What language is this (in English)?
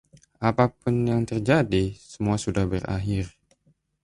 Indonesian